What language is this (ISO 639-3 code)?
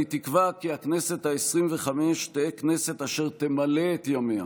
heb